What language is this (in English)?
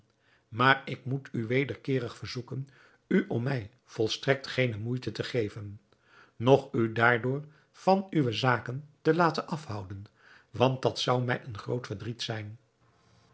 Dutch